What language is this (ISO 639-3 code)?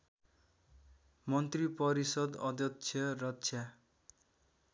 nep